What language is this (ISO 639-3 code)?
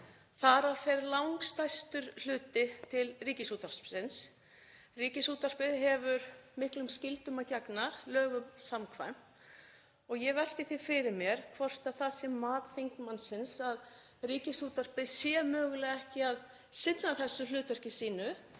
isl